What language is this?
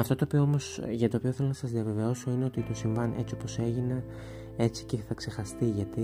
Greek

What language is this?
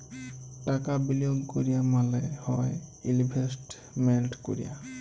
Bangla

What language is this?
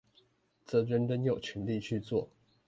Chinese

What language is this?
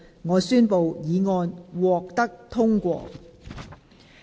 Cantonese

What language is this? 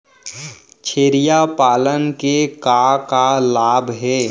Chhattisgarhi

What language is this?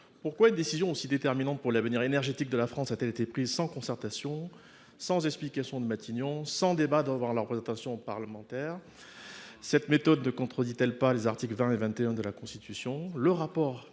French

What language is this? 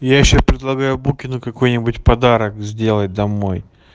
Russian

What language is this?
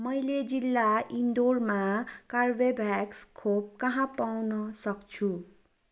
Nepali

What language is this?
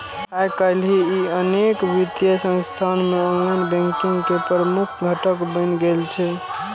Maithili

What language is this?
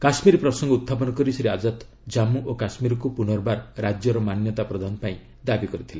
Odia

